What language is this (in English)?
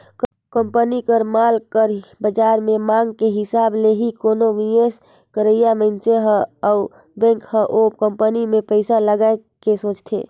Chhattisgarhi